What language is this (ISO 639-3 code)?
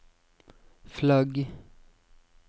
nor